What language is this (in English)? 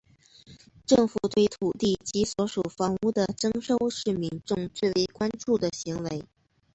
Chinese